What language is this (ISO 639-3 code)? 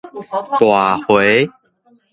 nan